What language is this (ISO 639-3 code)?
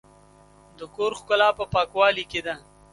pus